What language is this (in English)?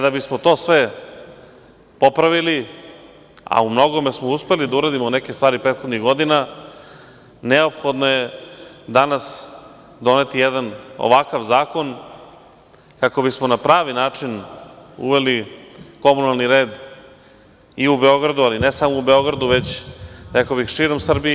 Serbian